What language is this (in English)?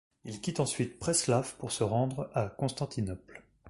French